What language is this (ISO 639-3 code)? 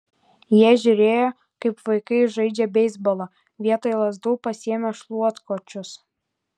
lit